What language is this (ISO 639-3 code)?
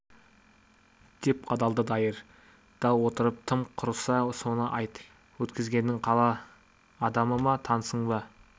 kaz